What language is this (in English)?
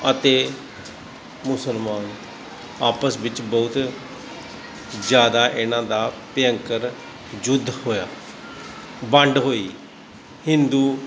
Punjabi